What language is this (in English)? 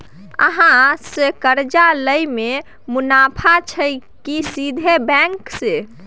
Maithili